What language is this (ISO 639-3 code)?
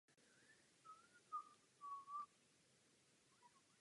ces